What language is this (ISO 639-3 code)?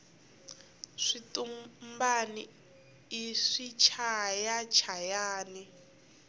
tso